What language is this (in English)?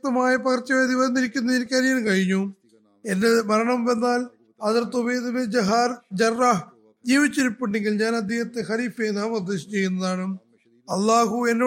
Malayalam